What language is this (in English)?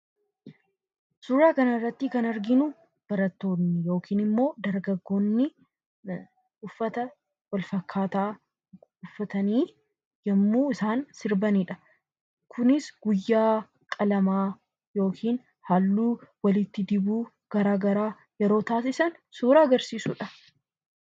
Oromo